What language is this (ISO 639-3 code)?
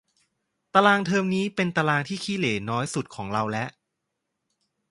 tha